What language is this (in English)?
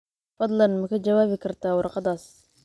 Somali